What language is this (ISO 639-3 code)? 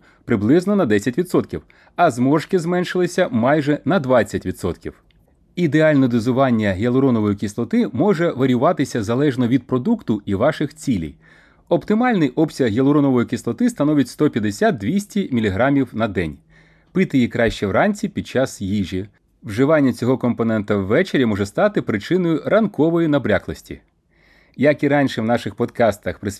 ukr